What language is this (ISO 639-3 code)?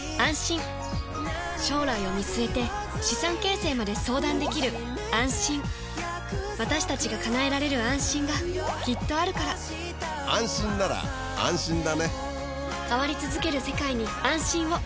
jpn